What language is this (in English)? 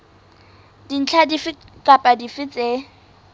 Southern Sotho